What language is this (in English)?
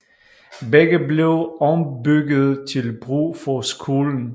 Danish